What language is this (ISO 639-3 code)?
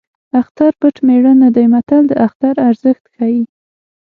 pus